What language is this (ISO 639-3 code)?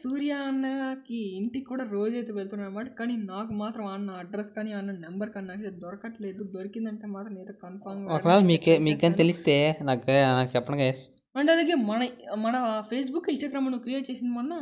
hin